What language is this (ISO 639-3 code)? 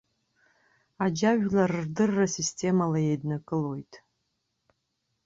abk